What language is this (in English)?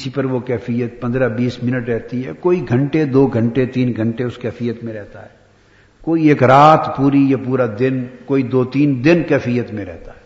Urdu